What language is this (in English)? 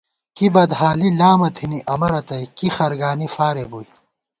Gawar-Bati